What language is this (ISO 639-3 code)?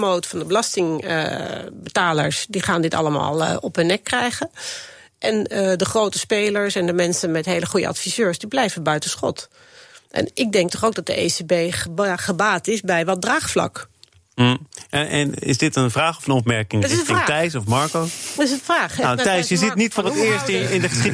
nld